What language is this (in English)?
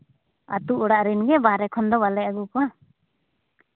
Santali